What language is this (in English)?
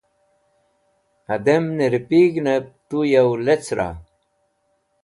Wakhi